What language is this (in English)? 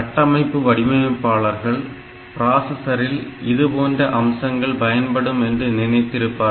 Tamil